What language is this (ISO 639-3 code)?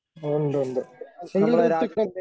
mal